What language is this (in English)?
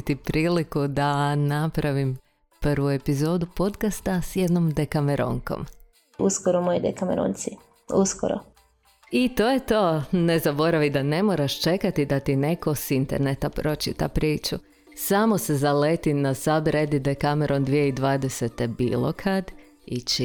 Croatian